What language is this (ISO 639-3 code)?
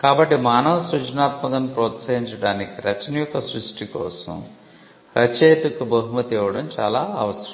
tel